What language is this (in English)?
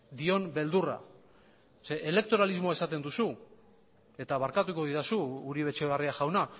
Basque